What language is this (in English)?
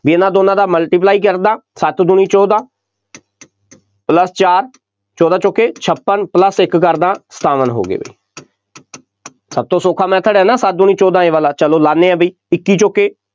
Punjabi